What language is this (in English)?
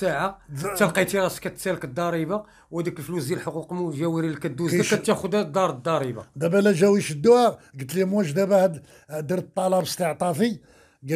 Arabic